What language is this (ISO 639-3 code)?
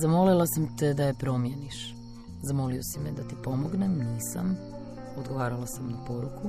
hrv